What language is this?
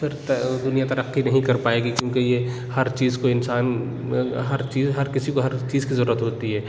Urdu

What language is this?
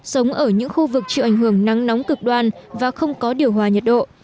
Vietnamese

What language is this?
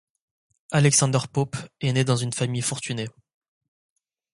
French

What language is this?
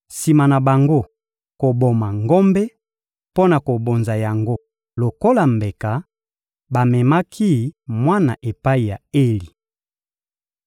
Lingala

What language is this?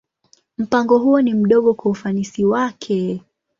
Swahili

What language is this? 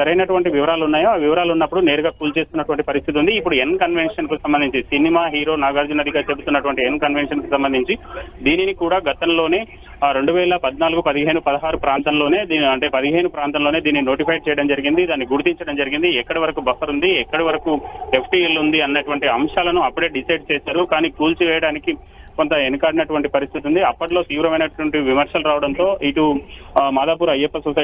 Telugu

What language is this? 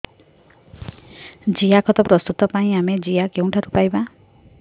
Odia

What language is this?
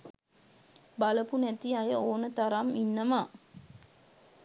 Sinhala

